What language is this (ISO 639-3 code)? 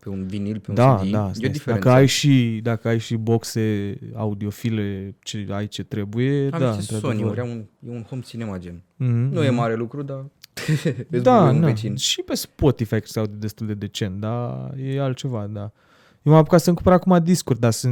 ron